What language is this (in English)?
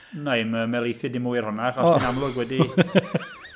Welsh